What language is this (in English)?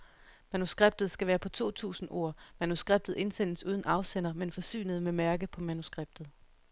Danish